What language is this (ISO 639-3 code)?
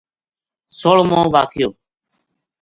gju